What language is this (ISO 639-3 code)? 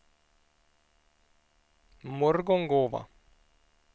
swe